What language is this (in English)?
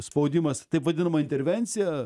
Lithuanian